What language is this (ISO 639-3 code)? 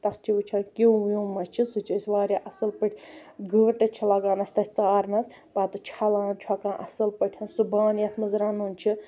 kas